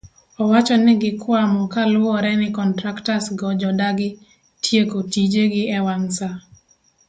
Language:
Luo (Kenya and Tanzania)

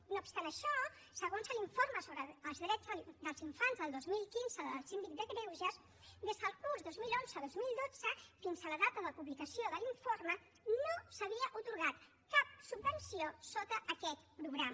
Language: Catalan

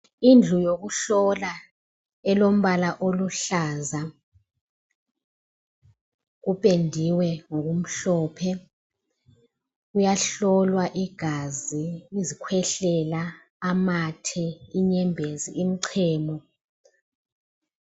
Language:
North Ndebele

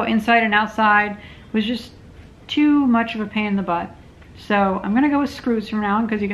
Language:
English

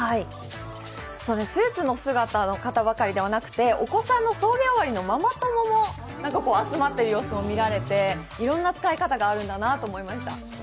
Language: Japanese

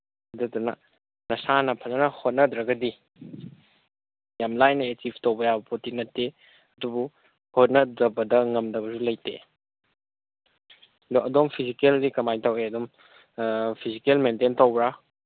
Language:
Manipuri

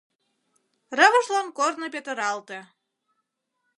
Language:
Mari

